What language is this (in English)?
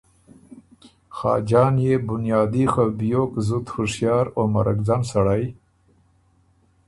Ormuri